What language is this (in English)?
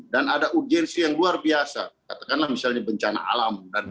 Indonesian